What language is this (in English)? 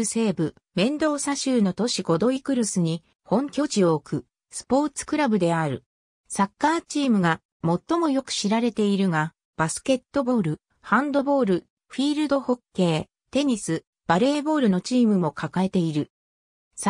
Japanese